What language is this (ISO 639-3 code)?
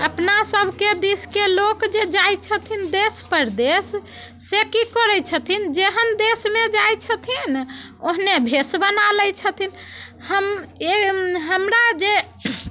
mai